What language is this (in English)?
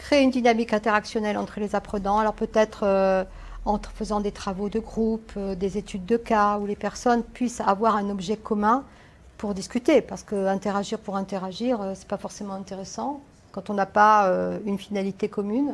French